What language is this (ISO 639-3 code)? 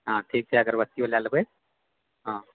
mai